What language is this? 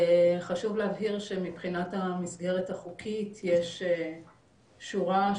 Hebrew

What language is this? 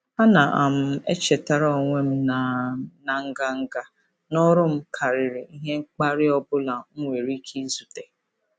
Igbo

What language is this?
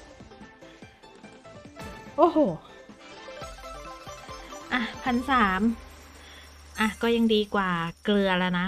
Thai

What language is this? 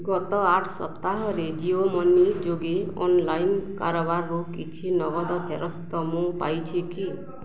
Odia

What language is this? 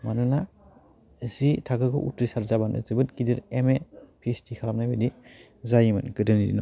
Bodo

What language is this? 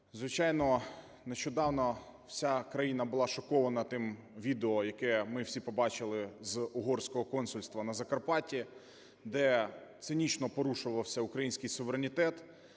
Ukrainian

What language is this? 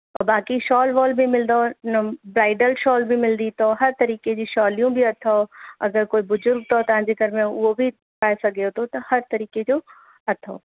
Sindhi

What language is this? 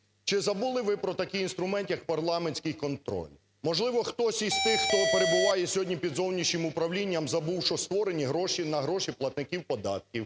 Ukrainian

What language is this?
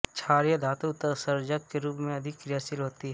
Hindi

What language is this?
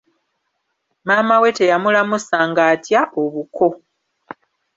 Ganda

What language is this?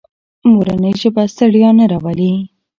Pashto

